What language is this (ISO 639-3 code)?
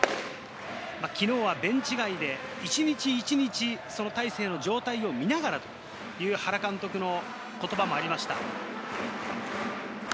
jpn